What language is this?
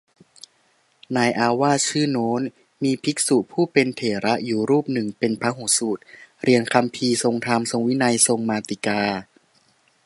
Thai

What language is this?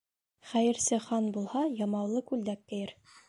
Bashkir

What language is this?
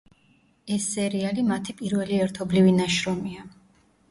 Georgian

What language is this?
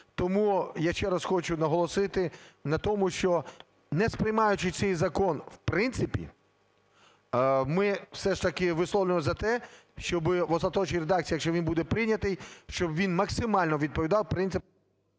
Ukrainian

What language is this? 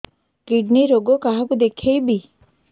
Odia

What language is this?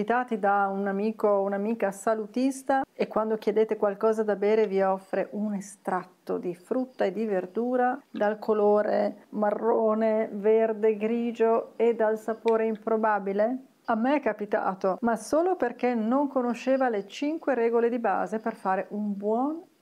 Italian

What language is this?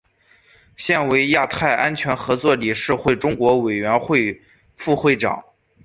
Chinese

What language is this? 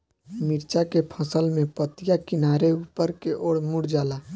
Bhojpuri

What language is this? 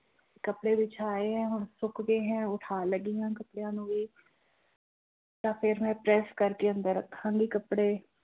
Punjabi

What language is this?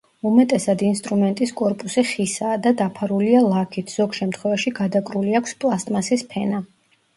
Georgian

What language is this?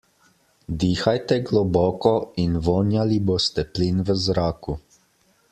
Slovenian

